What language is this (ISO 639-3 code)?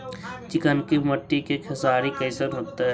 mag